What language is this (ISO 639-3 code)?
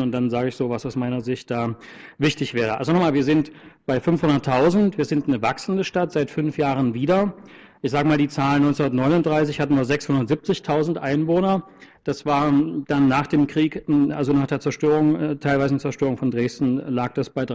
deu